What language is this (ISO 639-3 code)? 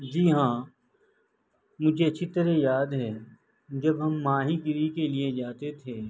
urd